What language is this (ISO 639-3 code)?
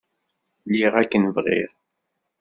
kab